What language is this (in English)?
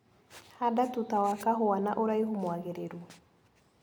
Kikuyu